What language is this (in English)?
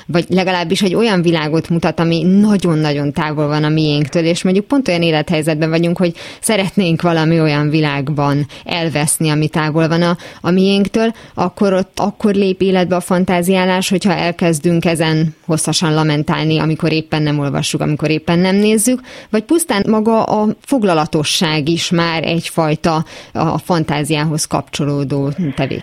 Hungarian